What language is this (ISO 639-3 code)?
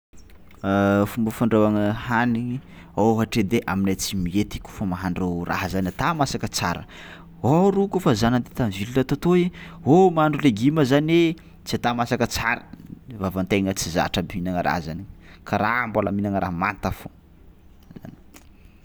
xmw